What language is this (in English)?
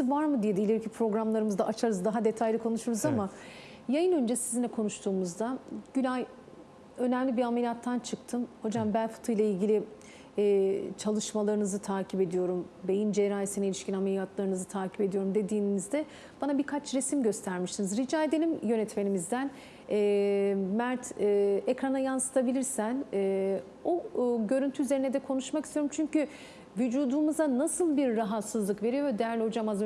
Turkish